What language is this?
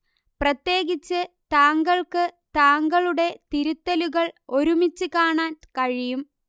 Malayalam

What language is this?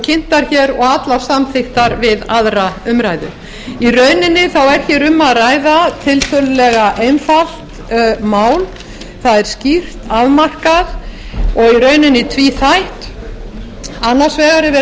Icelandic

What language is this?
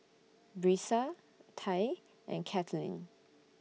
English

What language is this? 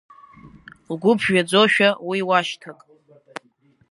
Abkhazian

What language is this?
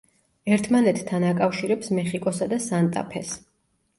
Georgian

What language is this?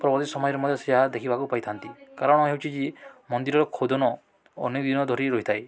Odia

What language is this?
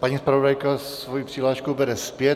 Czech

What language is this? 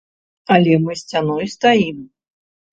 Belarusian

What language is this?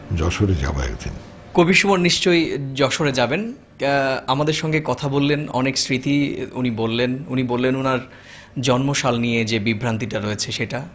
Bangla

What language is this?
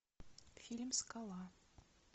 Russian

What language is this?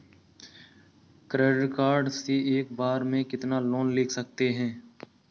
Hindi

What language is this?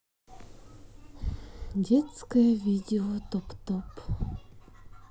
Russian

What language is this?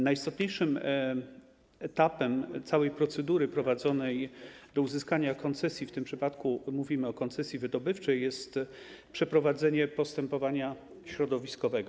Polish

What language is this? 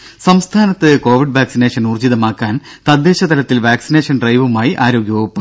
Malayalam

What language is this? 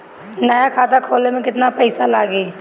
Bhojpuri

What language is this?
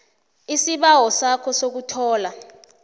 South Ndebele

